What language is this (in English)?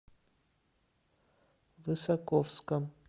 Russian